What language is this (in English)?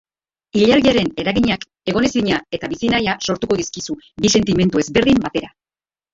Basque